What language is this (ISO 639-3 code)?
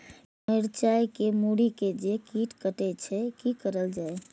mai